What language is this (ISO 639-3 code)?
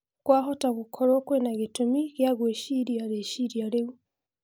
kik